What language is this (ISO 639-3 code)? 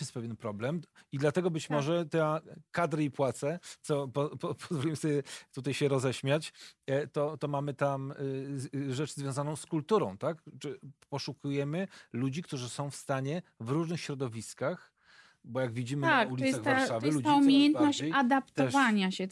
pol